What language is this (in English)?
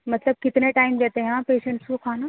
Urdu